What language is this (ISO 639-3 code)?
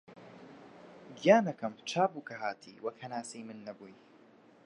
ckb